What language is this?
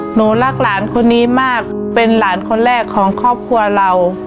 Thai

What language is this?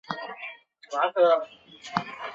Chinese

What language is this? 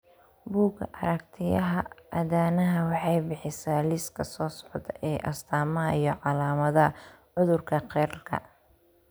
Somali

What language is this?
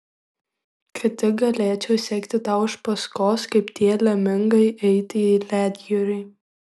Lithuanian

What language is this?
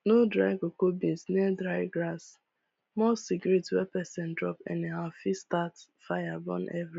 Nigerian Pidgin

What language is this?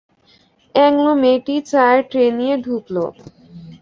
Bangla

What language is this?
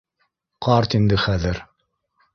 Bashkir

